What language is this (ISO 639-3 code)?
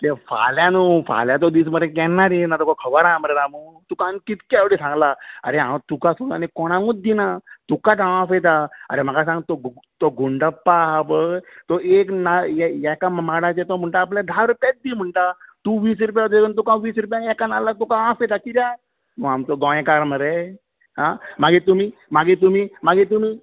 kok